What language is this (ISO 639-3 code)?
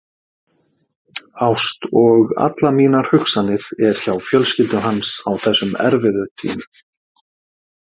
isl